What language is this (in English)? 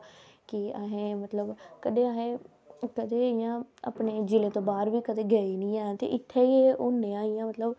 Dogri